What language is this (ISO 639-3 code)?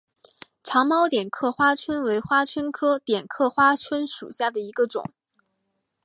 zho